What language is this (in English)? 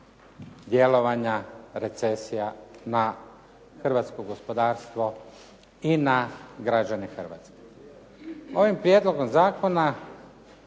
Croatian